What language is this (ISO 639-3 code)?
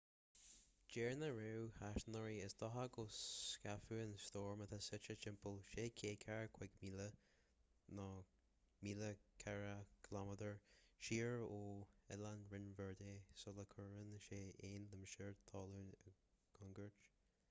gle